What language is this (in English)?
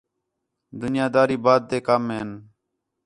Khetrani